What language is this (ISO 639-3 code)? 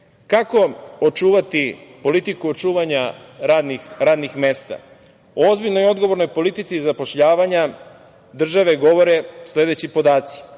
srp